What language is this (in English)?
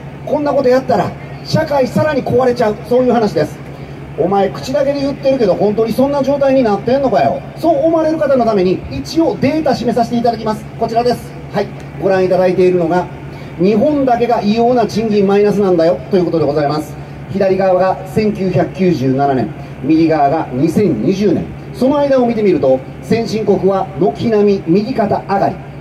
Japanese